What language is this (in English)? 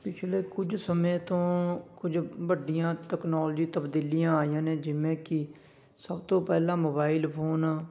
Punjabi